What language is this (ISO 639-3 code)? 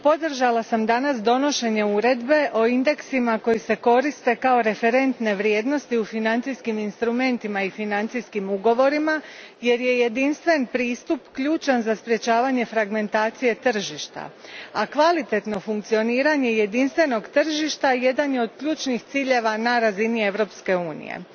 hrv